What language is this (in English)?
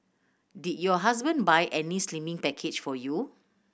English